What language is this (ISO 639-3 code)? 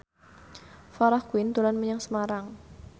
jav